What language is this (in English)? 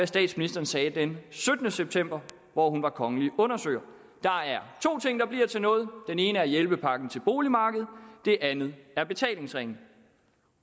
Danish